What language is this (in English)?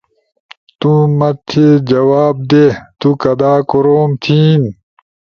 Ushojo